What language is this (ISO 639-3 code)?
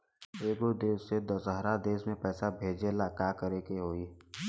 bho